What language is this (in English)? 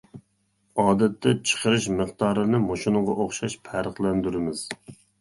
Uyghur